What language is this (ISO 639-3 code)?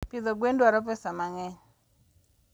luo